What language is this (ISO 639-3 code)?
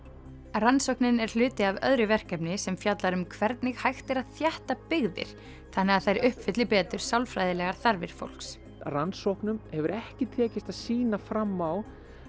isl